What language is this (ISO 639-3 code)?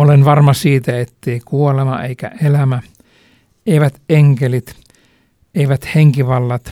fin